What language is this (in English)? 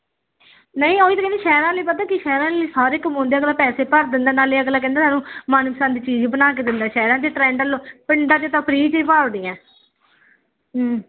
Punjabi